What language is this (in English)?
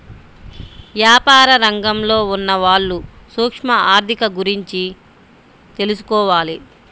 Telugu